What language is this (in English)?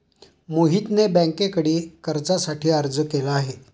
Marathi